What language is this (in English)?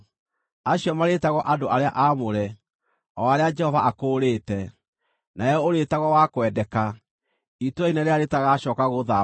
Kikuyu